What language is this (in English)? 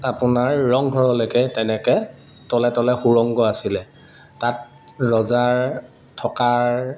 Assamese